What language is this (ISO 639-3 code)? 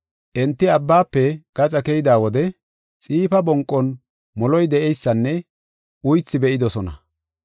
gof